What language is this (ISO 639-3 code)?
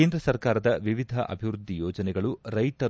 kan